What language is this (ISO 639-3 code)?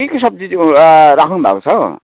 nep